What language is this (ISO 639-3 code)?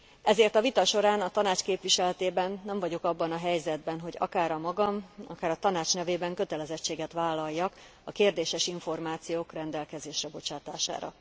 hun